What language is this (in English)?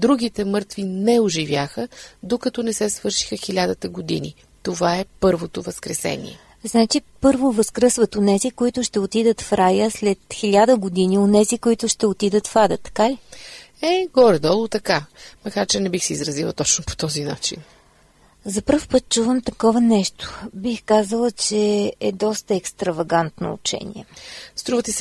Bulgarian